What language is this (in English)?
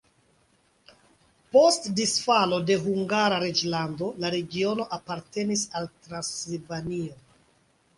Esperanto